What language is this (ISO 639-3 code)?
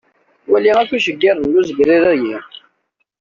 kab